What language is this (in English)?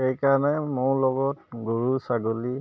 Assamese